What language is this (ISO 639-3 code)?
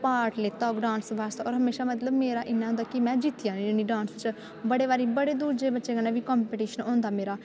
doi